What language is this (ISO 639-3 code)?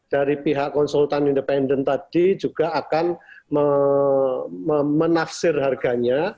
ind